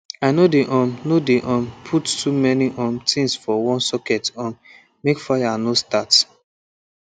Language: Nigerian Pidgin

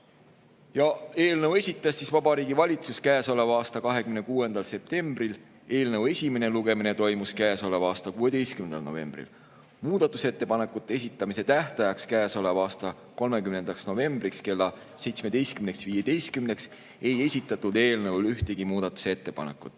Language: Estonian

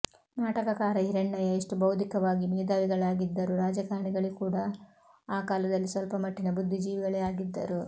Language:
Kannada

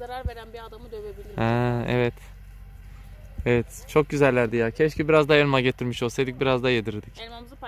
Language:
Turkish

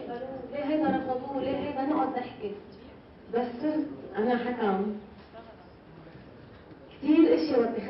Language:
Arabic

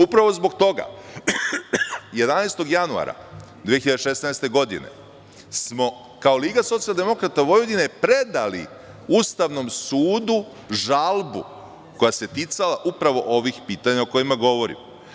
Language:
Serbian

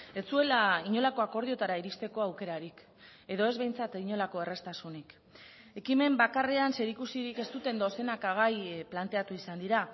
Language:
Basque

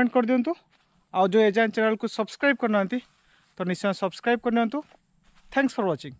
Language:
Hindi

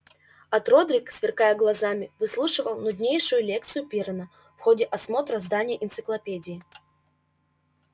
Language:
Russian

